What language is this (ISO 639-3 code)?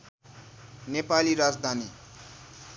nep